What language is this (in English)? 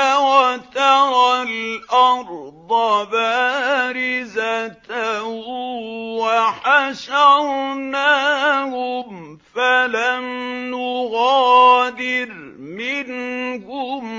Arabic